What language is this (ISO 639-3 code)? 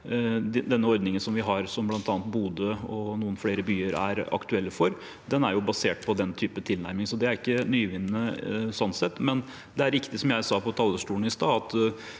nor